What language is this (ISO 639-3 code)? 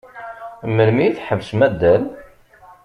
kab